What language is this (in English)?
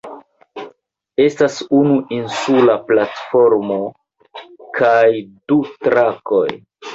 Esperanto